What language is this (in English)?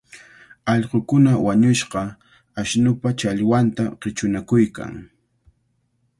Cajatambo North Lima Quechua